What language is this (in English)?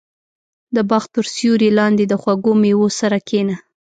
Pashto